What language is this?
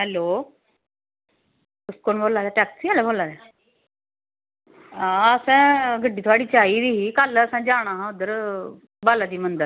Dogri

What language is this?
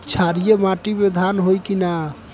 Bhojpuri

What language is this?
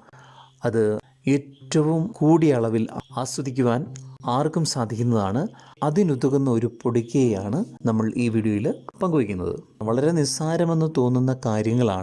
Malayalam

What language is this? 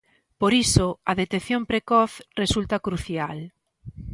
Galician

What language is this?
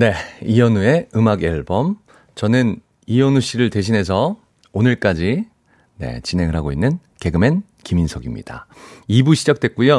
Korean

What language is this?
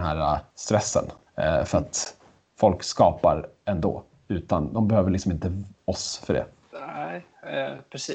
Swedish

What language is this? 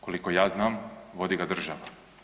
Croatian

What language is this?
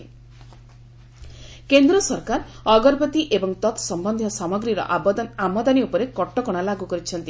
Odia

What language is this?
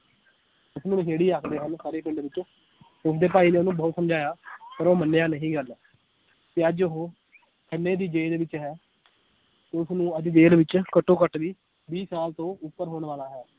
Punjabi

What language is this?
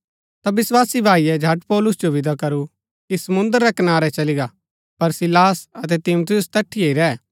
Gaddi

